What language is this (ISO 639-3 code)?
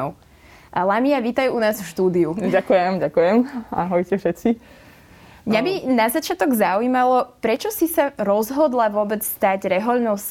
slk